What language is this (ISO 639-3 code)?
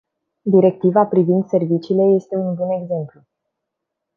ron